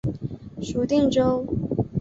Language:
Chinese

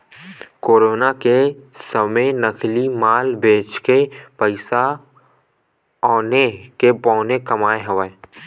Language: Chhattisgarhi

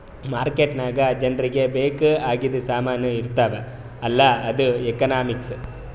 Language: Kannada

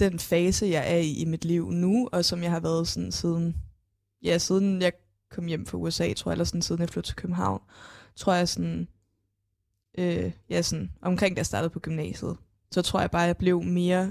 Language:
Danish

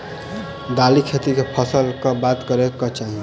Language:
Maithili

